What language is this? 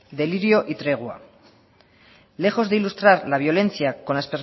Spanish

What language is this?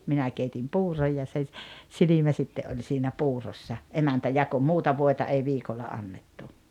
Finnish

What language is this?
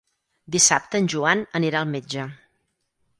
Catalan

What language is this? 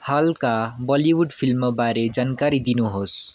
Nepali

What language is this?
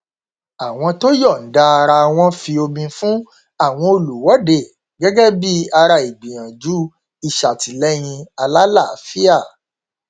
Yoruba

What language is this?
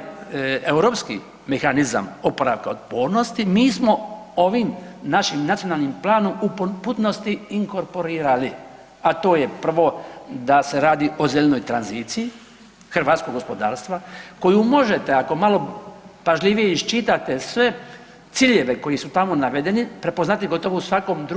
Croatian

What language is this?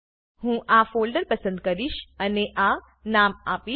Gujarati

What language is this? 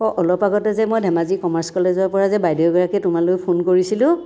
Assamese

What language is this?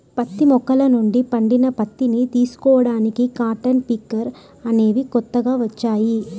Telugu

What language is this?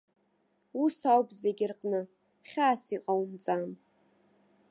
Abkhazian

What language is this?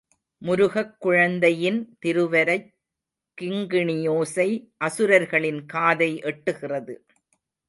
Tamil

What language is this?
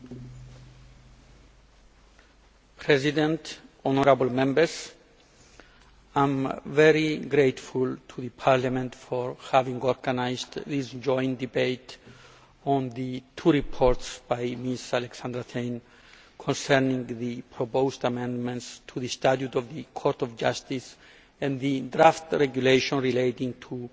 English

